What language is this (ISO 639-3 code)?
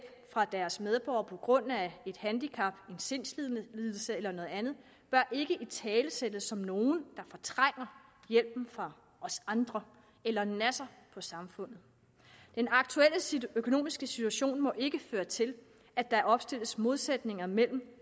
dan